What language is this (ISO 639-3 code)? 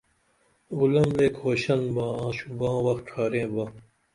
dml